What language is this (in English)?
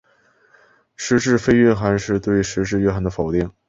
Chinese